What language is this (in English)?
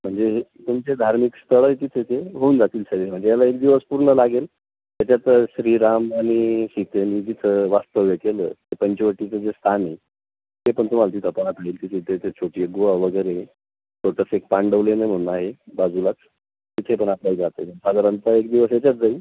Marathi